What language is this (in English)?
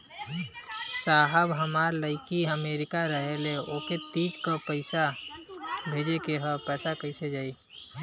Bhojpuri